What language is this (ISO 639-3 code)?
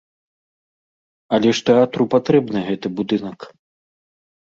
bel